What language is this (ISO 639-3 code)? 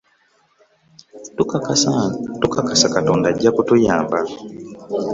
lug